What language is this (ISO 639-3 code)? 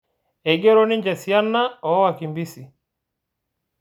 mas